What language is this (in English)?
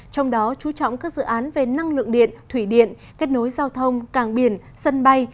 Vietnamese